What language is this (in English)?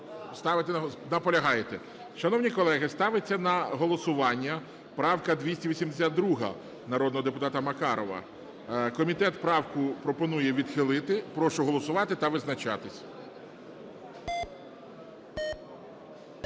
Ukrainian